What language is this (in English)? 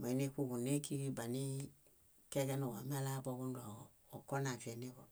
Bayot